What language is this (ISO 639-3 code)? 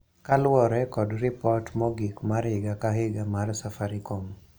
luo